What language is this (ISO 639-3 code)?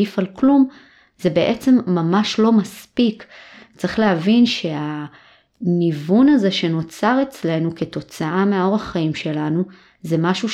heb